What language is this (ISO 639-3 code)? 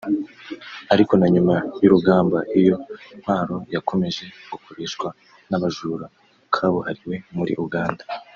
kin